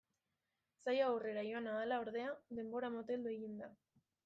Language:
Basque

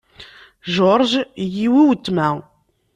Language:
Kabyle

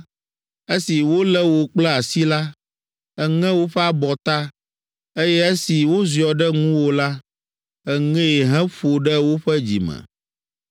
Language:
Ewe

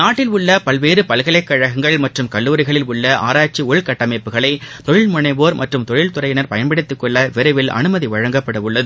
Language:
Tamil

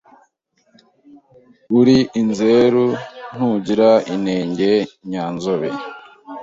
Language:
Kinyarwanda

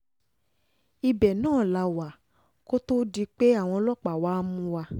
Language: Yoruba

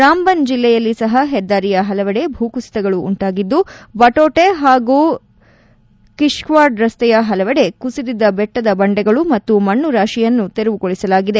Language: Kannada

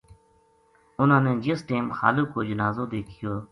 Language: Gujari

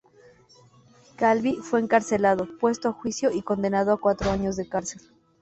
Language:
Spanish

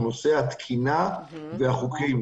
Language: Hebrew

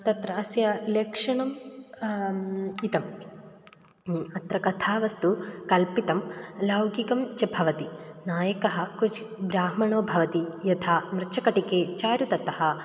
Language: Sanskrit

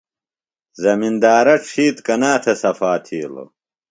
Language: Phalura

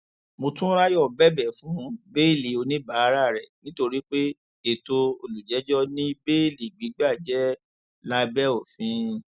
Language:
Yoruba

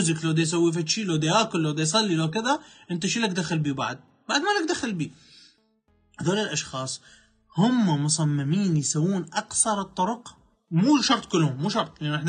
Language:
Arabic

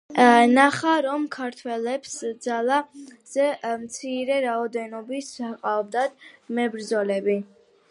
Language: Georgian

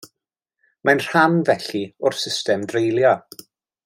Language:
Welsh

